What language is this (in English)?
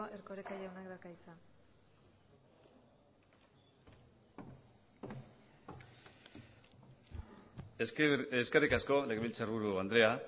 Basque